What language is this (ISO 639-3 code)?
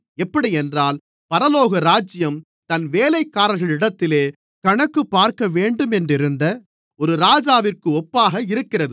tam